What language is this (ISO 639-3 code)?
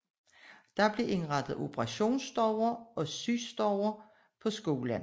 dan